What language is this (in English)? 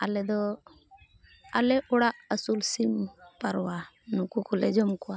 Santali